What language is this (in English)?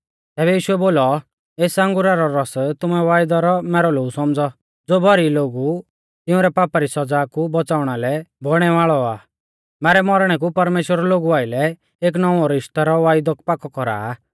Mahasu Pahari